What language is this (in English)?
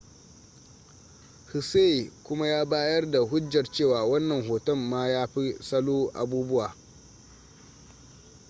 Hausa